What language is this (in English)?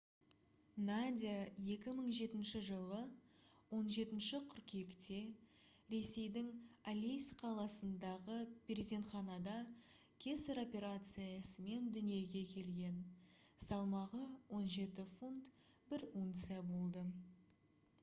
Kazakh